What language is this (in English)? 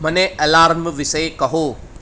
Gujarati